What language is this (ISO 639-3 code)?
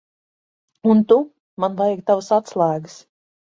lav